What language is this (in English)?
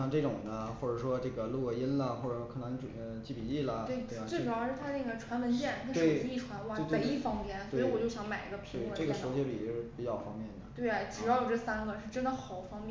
Chinese